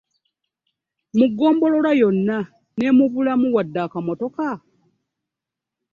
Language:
Ganda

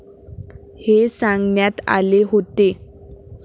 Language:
Marathi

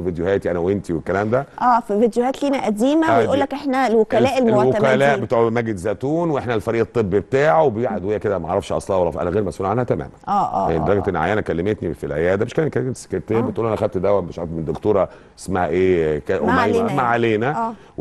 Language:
Arabic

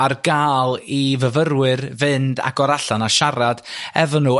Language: Welsh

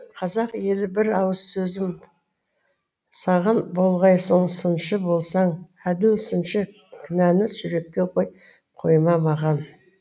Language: Kazakh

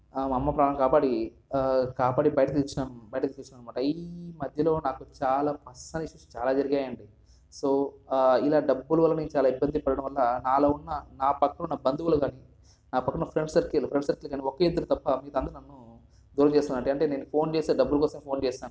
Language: Telugu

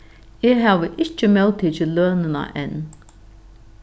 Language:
Faroese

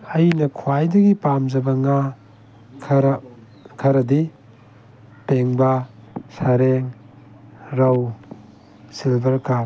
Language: Manipuri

